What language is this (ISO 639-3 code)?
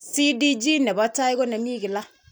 kln